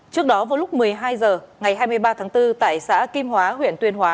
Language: Vietnamese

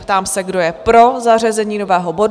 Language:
Czech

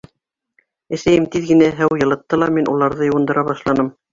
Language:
Bashkir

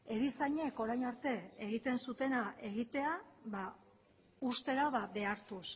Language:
Basque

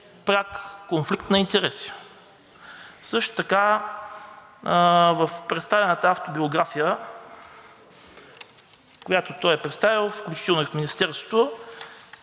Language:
Bulgarian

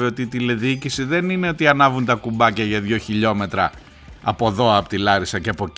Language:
Greek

